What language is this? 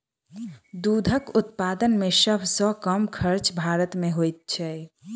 Maithili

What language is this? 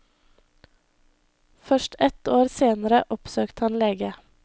Norwegian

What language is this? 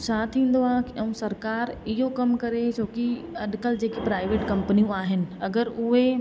Sindhi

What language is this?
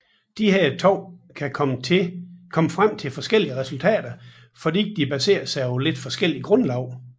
Danish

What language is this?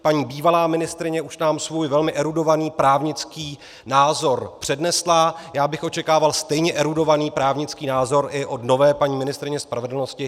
Czech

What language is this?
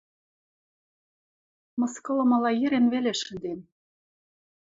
Western Mari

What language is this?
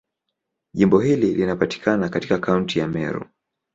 Swahili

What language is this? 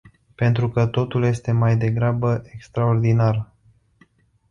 Romanian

